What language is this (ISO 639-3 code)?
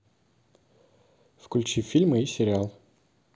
rus